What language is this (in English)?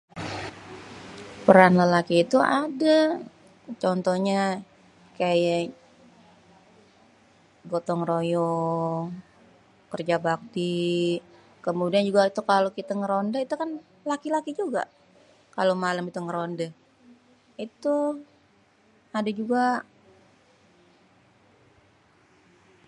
Betawi